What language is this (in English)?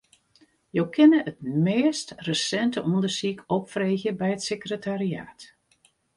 Western Frisian